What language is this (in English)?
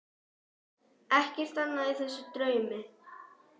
Icelandic